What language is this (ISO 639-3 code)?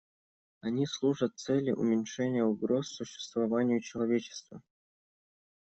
rus